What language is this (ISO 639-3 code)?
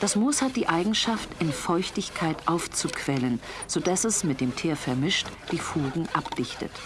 deu